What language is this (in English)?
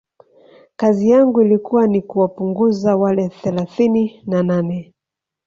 Swahili